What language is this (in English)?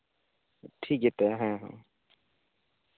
Santali